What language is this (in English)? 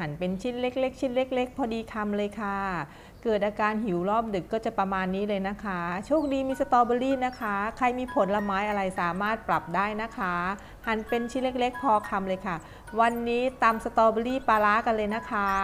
Thai